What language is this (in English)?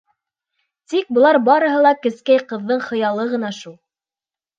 Bashkir